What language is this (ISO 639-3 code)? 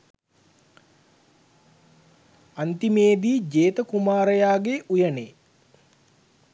sin